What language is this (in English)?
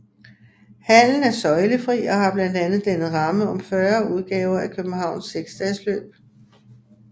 Danish